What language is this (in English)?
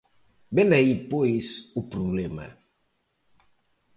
Galician